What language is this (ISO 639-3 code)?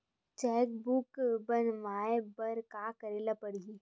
hne